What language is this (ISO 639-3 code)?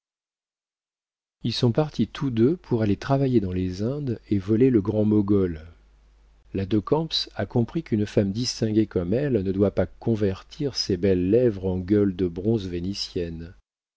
fra